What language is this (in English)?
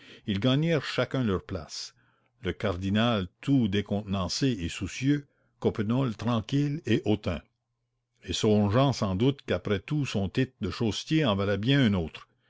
French